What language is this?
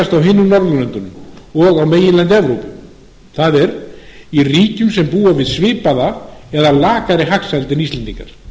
Icelandic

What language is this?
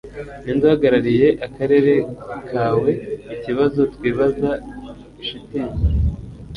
Kinyarwanda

